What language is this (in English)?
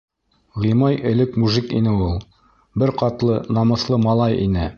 Bashkir